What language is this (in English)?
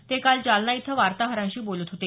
Marathi